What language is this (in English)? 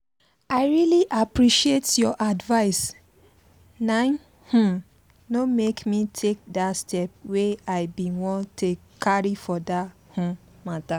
Nigerian Pidgin